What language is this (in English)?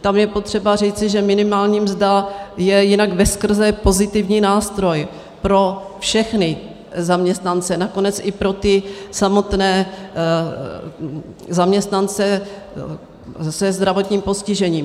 Czech